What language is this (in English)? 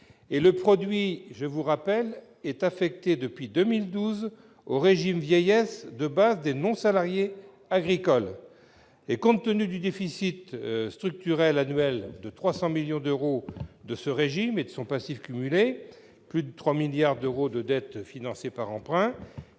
French